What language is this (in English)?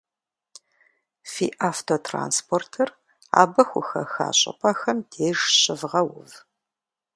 Kabardian